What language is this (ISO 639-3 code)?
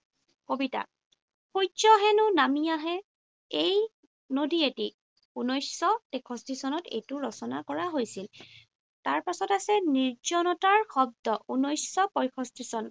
asm